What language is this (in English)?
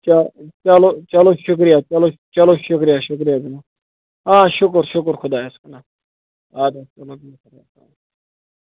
Kashmiri